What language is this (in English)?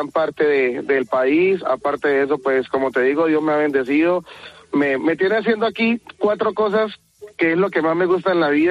Spanish